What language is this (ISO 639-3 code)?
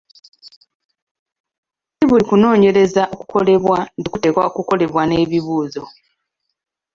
lug